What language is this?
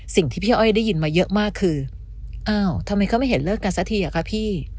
Thai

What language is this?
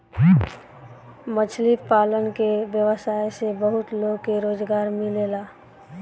Bhojpuri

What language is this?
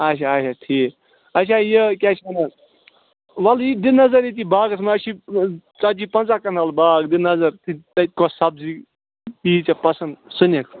Kashmiri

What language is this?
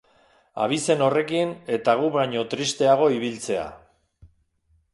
Basque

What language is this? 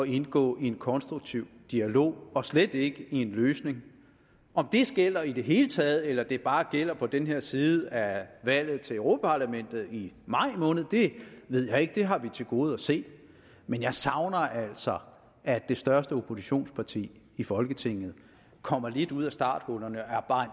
Danish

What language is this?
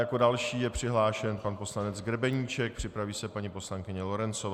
Czech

